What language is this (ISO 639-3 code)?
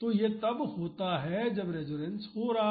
hin